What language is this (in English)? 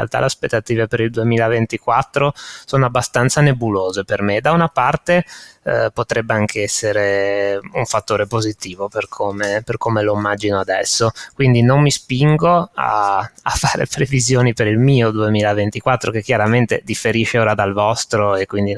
Italian